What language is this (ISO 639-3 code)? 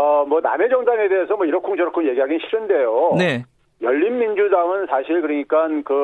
kor